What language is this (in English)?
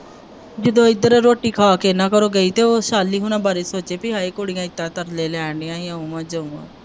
Punjabi